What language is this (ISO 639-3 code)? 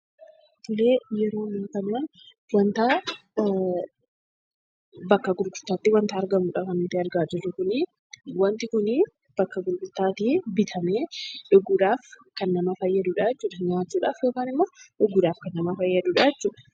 orm